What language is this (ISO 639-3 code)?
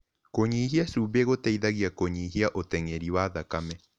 kik